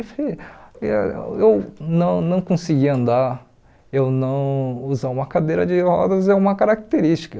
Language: Portuguese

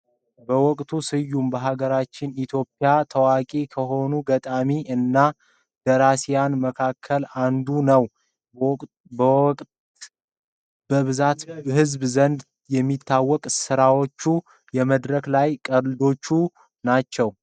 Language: Amharic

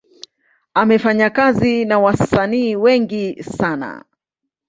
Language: Swahili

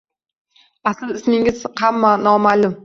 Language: Uzbek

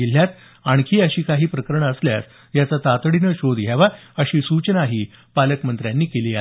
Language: Marathi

